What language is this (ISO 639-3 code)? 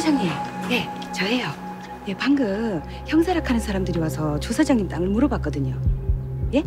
kor